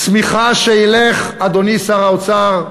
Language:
Hebrew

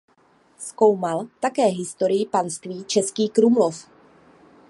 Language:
Czech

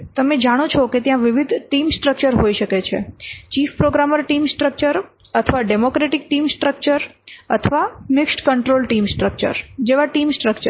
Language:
Gujarati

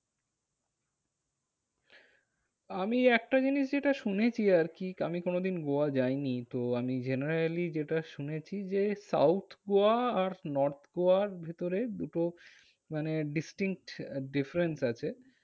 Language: Bangla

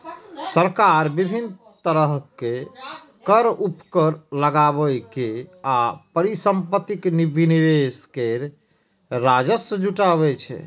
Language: Maithili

